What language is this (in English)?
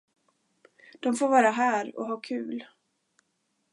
Swedish